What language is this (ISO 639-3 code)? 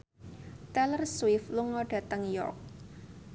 jav